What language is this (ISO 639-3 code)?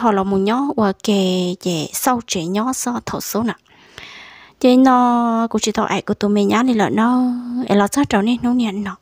vie